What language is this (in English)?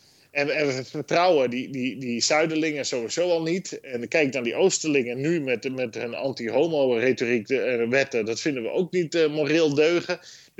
Dutch